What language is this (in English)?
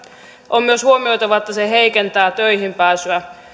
Finnish